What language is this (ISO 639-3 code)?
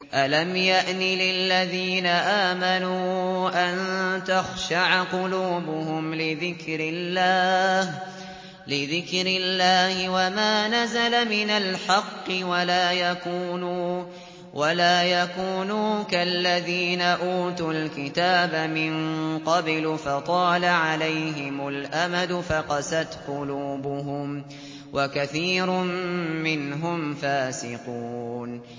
ara